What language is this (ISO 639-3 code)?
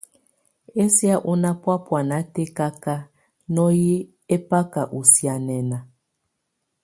tvu